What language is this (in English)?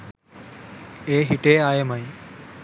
Sinhala